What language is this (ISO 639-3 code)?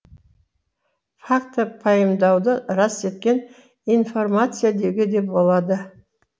kaz